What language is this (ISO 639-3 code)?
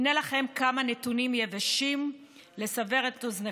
heb